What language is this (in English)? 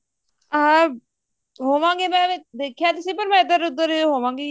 Punjabi